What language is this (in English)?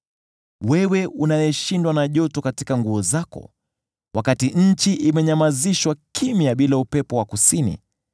Swahili